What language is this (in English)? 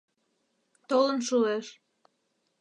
Mari